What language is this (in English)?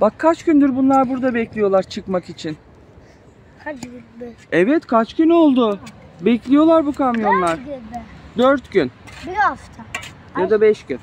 Turkish